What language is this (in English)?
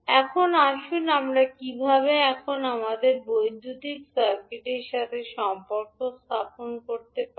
Bangla